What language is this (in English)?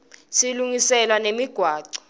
Swati